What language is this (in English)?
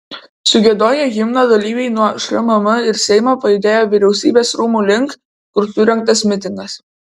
Lithuanian